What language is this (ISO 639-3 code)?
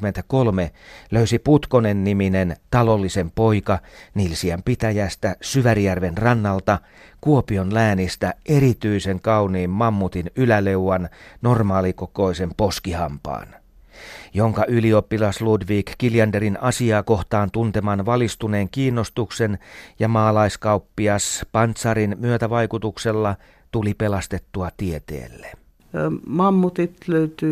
fin